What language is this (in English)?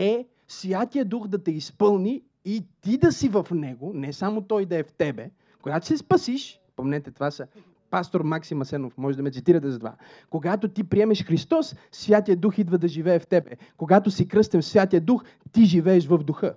Bulgarian